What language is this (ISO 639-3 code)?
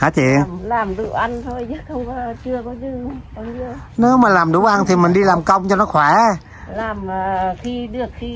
vie